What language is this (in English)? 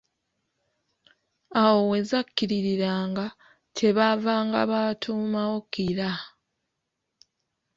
Ganda